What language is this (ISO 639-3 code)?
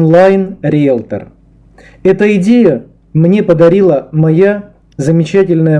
rus